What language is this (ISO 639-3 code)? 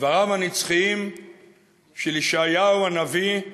heb